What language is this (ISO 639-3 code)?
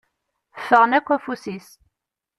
kab